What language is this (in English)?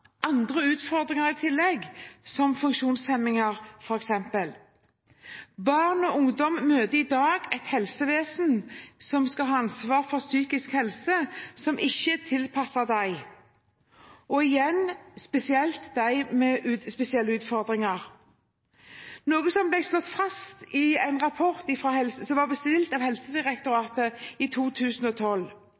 Norwegian Bokmål